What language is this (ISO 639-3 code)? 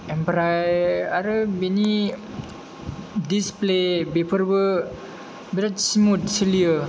brx